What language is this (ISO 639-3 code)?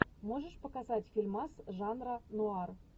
rus